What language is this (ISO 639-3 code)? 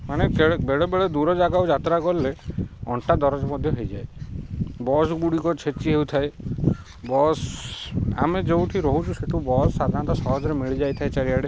ori